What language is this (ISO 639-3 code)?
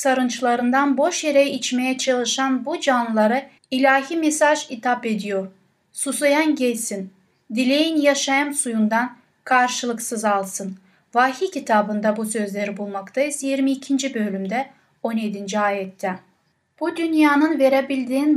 tur